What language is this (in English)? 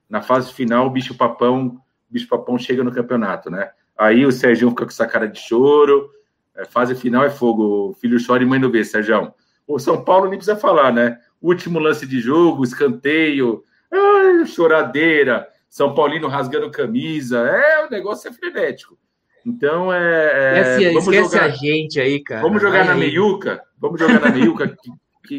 Portuguese